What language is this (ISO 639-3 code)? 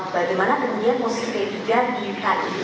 ind